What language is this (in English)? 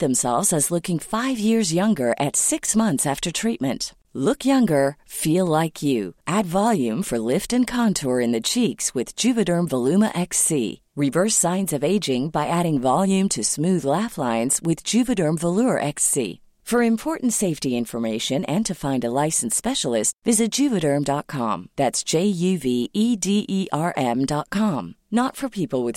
Swedish